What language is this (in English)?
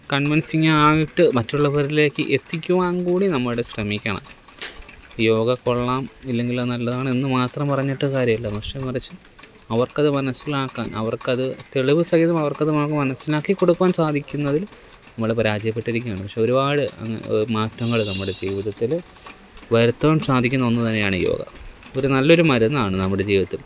Malayalam